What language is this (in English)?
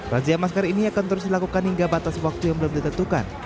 Indonesian